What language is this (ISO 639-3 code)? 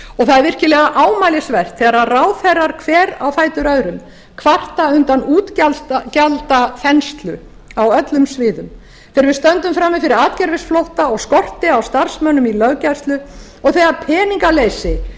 isl